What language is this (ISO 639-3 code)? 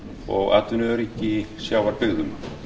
isl